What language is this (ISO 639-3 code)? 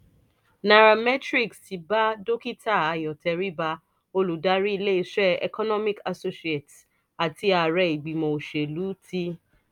yor